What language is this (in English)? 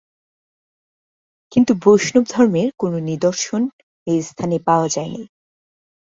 Bangla